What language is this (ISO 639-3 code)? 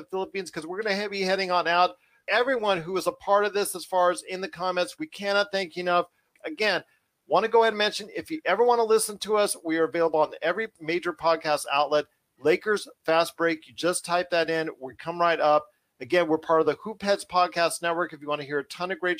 eng